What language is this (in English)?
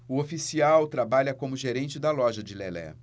Portuguese